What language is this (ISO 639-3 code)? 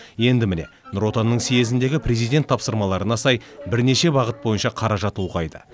kaz